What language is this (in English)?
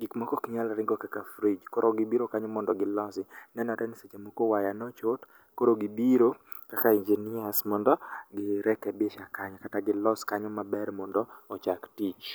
Luo (Kenya and Tanzania)